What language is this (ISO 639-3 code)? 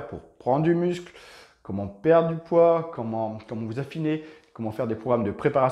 fra